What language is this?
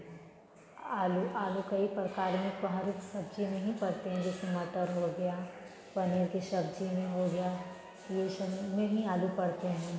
Hindi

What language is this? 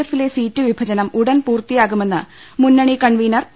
Malayalam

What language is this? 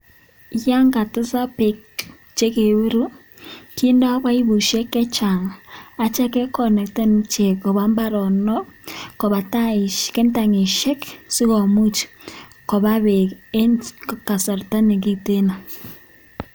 Kalenjin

